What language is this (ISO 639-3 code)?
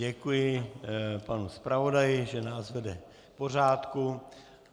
ces